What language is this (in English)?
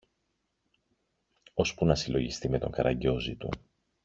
Greek